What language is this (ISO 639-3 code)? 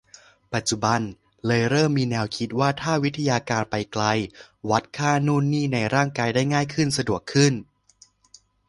tha